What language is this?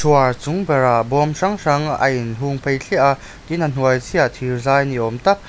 Mizo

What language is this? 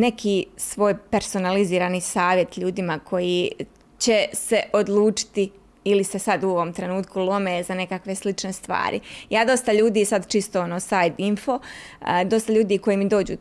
Croatian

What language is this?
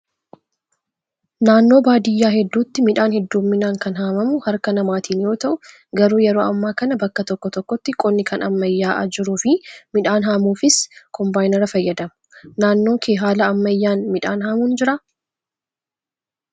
Oromo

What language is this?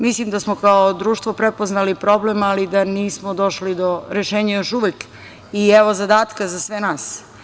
Serbian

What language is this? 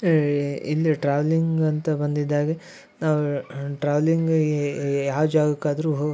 Kannada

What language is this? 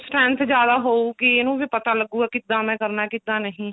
Punjabi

